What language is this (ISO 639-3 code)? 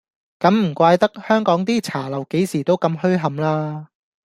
yue